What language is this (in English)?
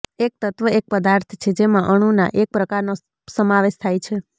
Gujarati